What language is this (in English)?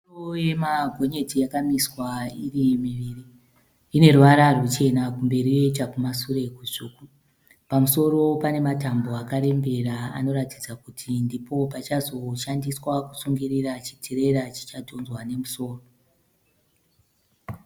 Shona